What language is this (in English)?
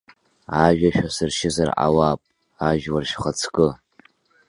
Abkhazian